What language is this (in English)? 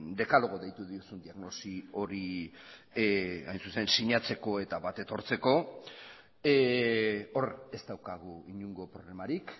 Basque